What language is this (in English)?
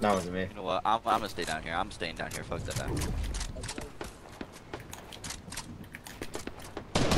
English